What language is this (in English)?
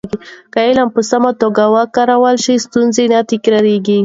Pashto